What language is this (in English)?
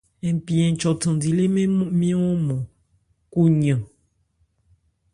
Ebrié